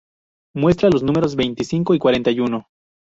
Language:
Spanish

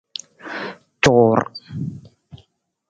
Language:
Nawdm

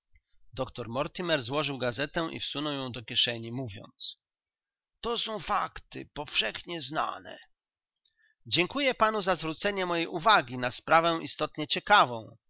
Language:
Polish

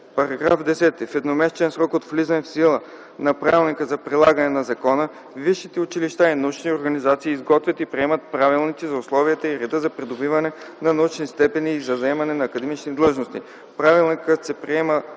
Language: Bulgarian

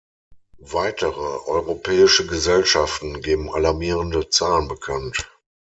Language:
German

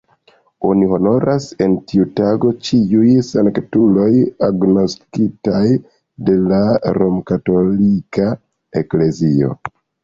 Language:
Esperanto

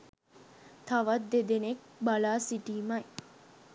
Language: Sinhala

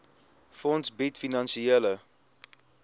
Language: Afrikaans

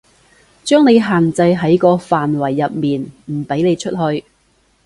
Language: Cantonese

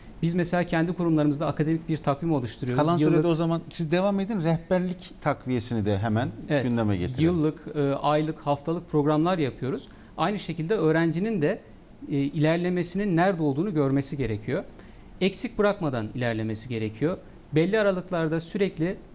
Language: Turkish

